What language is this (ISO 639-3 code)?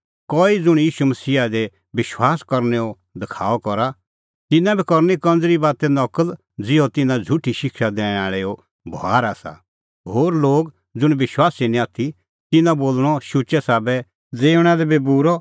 kfx